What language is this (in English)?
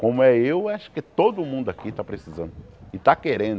Portuguese